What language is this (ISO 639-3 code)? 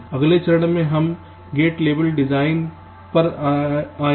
hin